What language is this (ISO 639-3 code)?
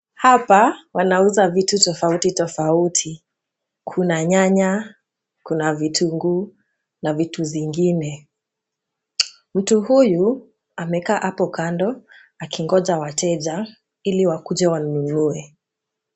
swa